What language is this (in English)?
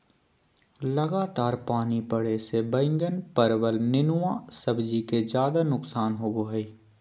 Magahi